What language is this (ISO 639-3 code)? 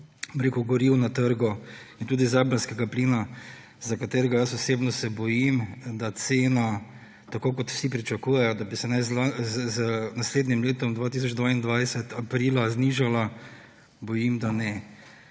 slv